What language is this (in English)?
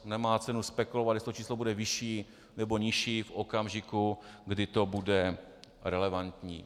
Czech